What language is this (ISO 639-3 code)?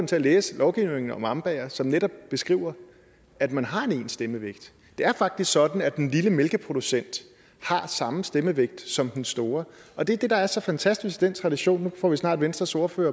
dan